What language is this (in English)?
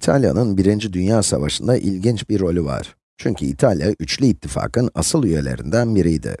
Turkish